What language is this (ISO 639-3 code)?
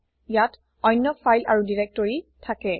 asm